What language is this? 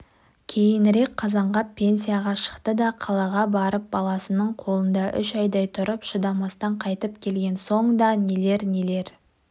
Kazakh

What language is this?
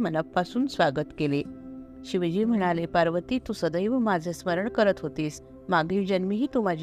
Marathi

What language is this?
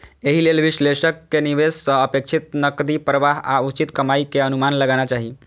Maithili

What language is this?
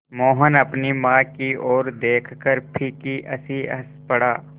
Hindi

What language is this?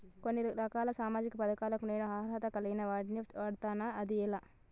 Telugu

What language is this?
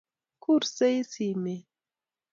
Kalenjin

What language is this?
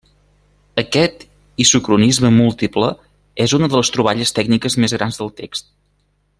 Catalan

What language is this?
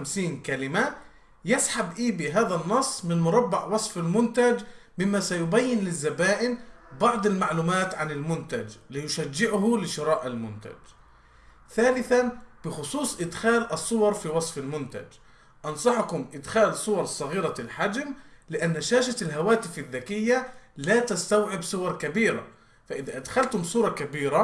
Arabic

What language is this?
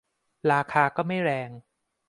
Thai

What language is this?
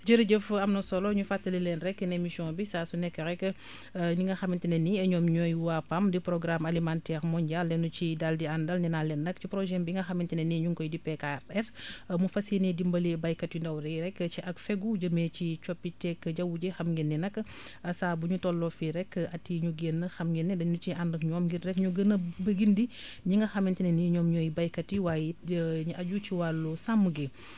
Wolof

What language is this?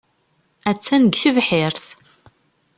Kabyle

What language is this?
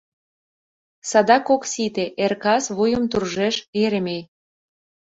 Mari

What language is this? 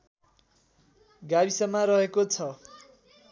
Nepali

